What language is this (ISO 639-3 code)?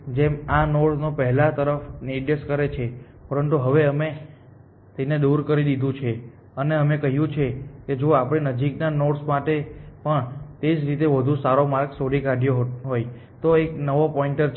guj